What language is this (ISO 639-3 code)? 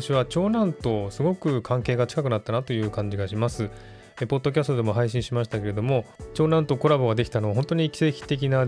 jpn